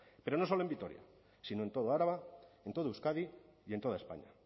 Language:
Spanish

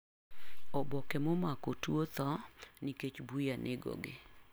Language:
Luo (Kenya and Tanzania)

